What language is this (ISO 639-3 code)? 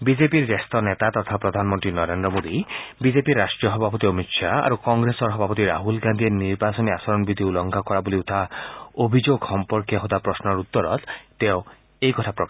asm